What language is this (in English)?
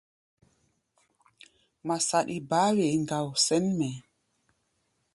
Gbaya